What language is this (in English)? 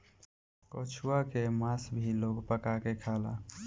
Bhojpuri